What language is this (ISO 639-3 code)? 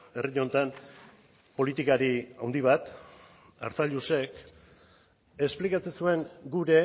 eus